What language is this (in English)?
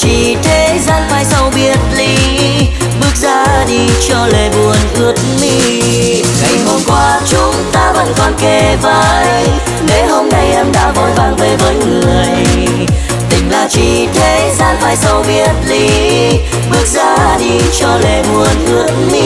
Vietnamese